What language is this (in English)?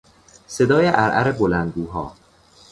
Persian